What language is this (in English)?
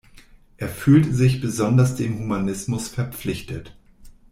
German